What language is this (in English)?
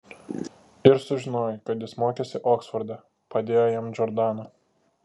Lithuanian